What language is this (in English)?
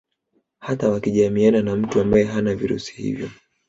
Swahili